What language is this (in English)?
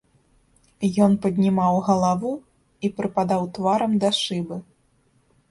Belarusian